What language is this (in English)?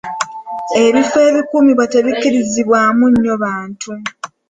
Ganda